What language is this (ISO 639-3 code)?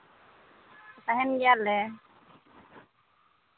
sat